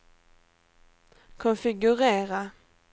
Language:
Swedish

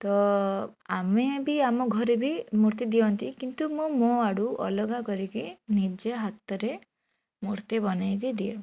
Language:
Odia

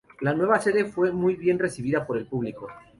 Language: Spanish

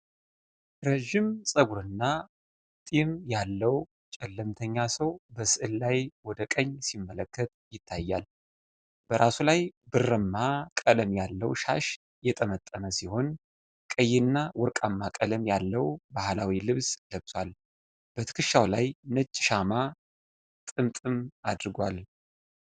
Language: Amharic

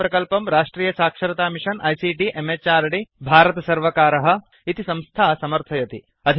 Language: Sanskrit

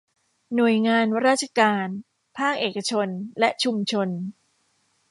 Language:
Thai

